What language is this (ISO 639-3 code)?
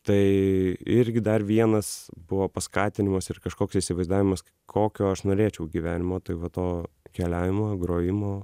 lit